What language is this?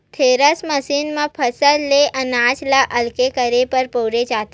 Chhattisgarhi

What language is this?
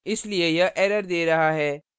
Hindi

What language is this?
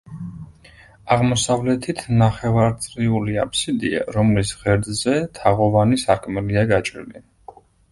Georgian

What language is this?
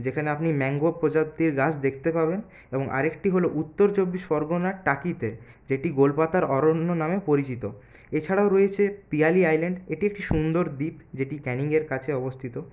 Bangla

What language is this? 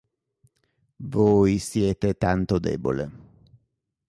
Italian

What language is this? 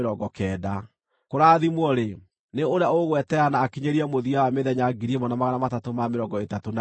Kikuyu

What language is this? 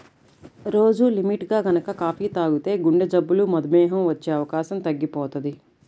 Telugu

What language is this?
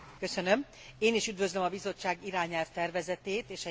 Hungarian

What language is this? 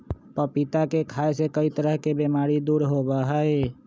Magahi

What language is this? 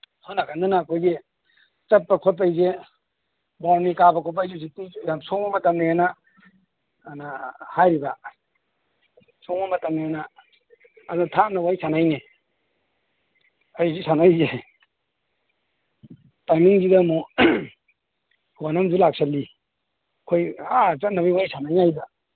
Manipuri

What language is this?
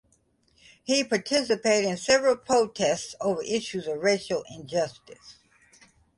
English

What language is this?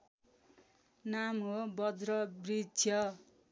Nepali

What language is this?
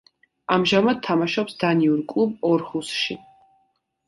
Georgian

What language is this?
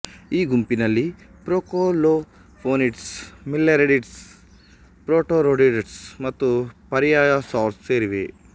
Kannada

